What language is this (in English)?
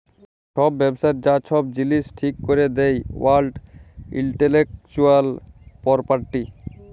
Bangla